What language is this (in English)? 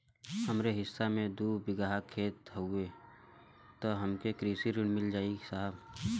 Bhojpuri